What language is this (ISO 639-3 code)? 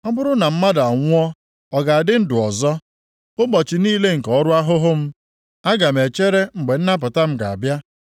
ibo